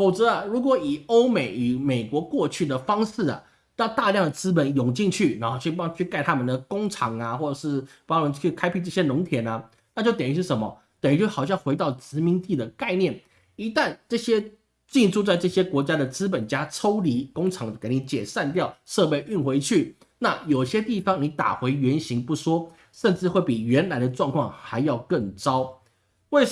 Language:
Chinese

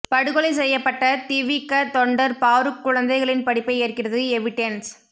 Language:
Tamil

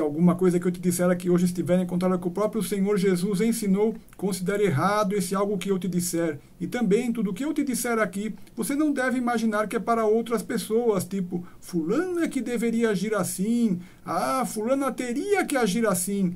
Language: Portuguese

